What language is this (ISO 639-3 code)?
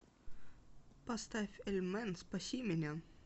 rus